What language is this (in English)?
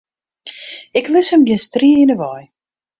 Western Frisian